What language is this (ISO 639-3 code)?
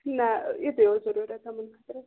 kas